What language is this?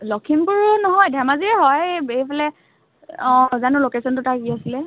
Assamese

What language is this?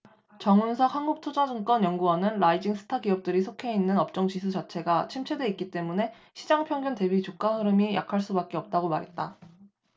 Korean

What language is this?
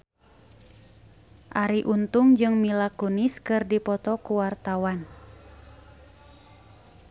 Sundanese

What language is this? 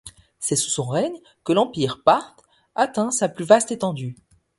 French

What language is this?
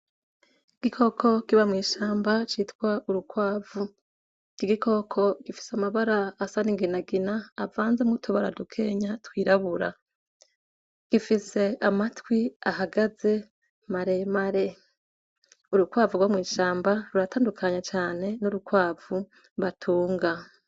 Rundi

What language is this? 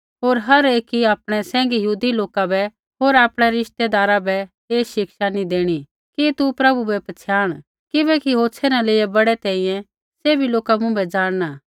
Kullu Pahari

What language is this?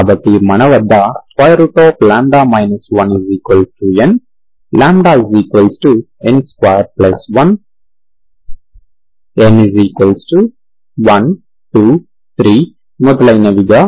Telugu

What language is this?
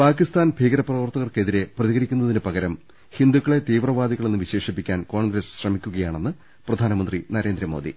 Malayalam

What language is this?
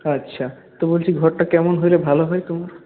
Bangla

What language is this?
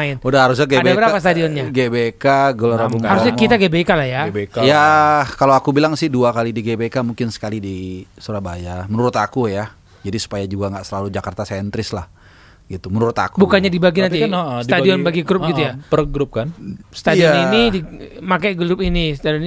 Indonesian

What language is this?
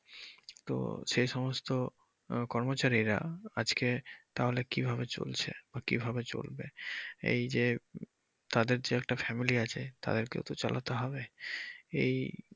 Bangla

